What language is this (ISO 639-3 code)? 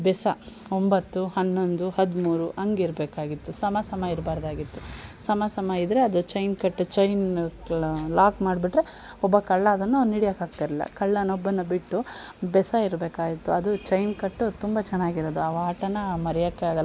kan